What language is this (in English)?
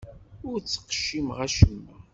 Kabyle